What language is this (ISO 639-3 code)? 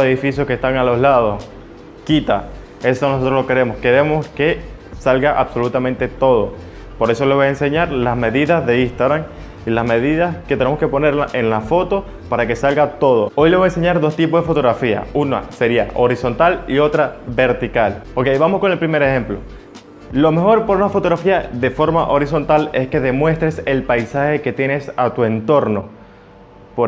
spa